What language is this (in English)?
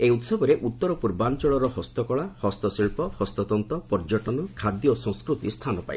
Odia